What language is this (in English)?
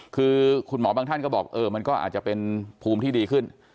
Thai